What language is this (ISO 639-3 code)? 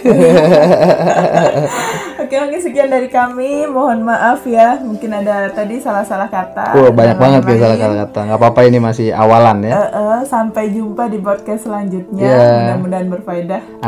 ind